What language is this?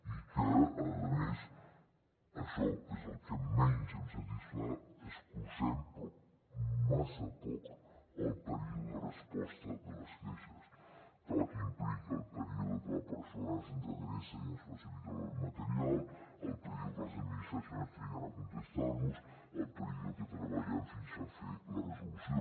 Catalan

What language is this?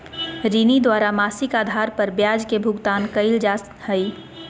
Magahi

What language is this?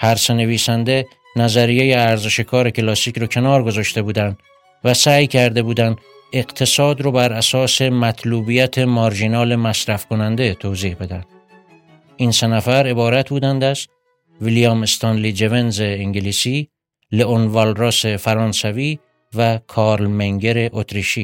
Persian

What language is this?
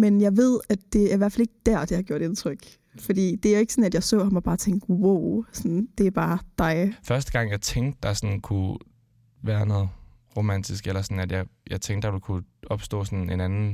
Danish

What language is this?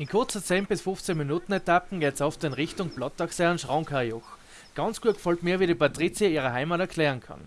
German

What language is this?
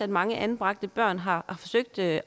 Danish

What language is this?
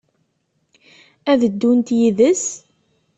Kabyle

